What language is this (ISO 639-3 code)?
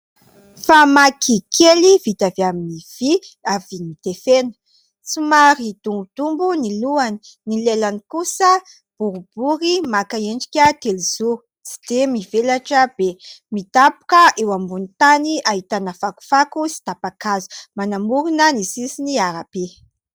mlg